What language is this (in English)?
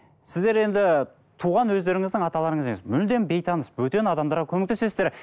Kazakh